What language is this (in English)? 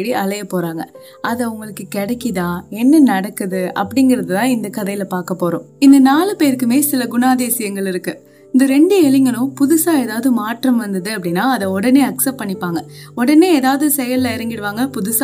Tamil